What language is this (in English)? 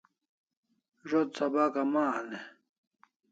Kalasha